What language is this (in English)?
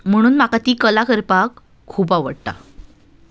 Konkani